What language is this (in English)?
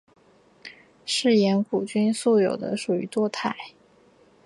Chinese